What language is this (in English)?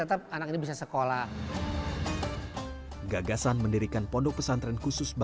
Indonesian